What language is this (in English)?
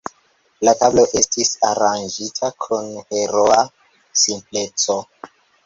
Esperanto